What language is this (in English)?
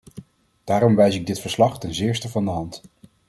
Dutch